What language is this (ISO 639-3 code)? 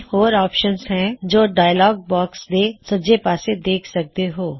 pan